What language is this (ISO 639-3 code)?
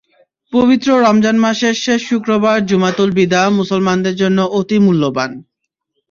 ben